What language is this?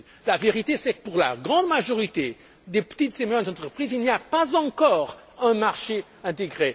French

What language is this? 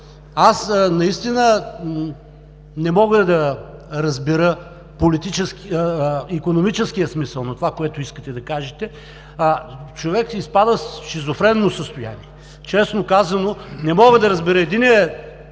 Bulgarian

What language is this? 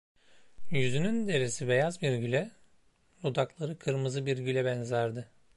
Turkish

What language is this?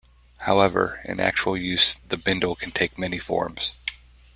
English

